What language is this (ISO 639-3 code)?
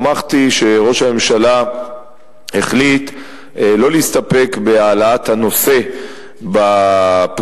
heb